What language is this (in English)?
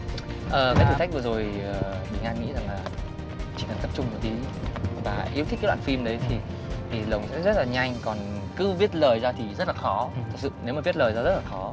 Vietnamese